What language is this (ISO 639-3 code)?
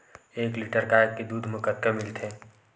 hne